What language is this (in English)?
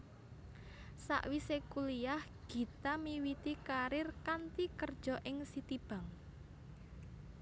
Javanese